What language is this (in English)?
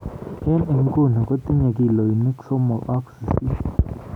Kalenjin